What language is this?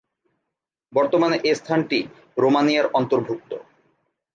Bangla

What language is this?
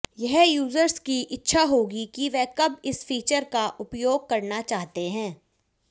Hindi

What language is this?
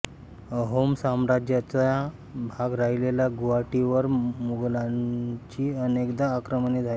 Marathi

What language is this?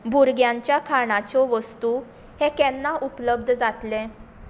Konkani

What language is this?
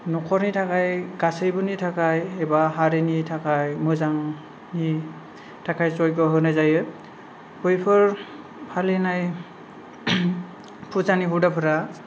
Bodo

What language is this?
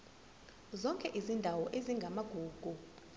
Zulu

